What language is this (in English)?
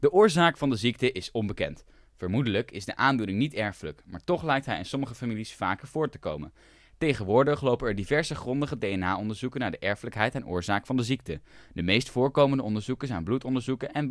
Dutch